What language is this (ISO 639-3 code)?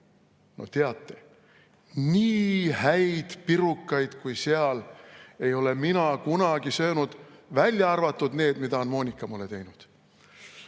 est